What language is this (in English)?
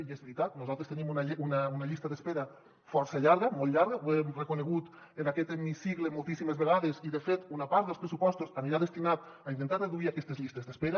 Catalan